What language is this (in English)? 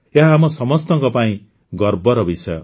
Odia